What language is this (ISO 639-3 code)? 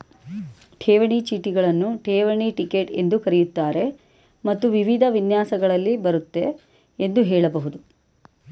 kan